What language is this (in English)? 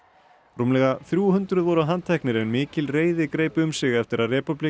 Icelandic